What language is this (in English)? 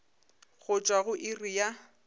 Northern Sotho